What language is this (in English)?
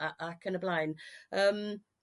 Welsh